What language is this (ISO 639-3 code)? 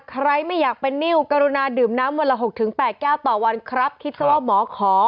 tha